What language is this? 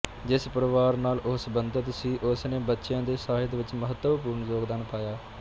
Punjabi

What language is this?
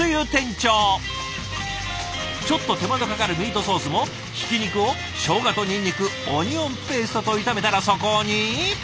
Japanese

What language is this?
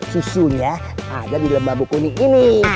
Indonesian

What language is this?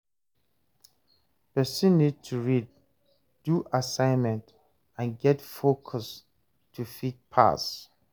Nigerian Pidgin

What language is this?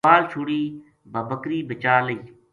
Gujari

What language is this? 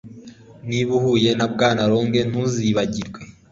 Kinyarwanda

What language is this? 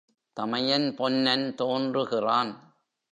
Tamil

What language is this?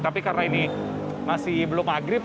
Indonesian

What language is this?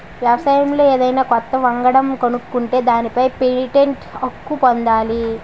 Telugu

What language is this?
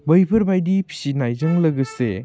Bodo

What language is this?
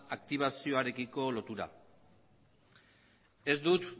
Basque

